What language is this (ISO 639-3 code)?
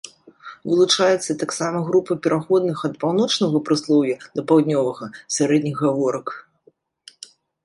bel